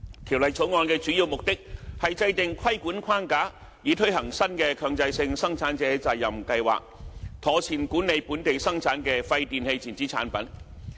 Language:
Cantonese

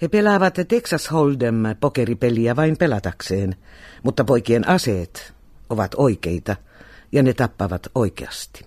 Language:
Finnish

